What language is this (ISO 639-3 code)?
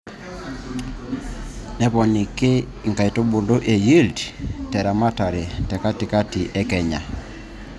mas